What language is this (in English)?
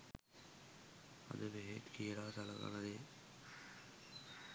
Sinhala